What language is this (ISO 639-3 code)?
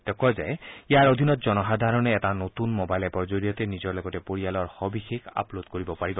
asm